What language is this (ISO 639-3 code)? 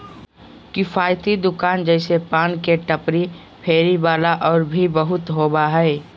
mag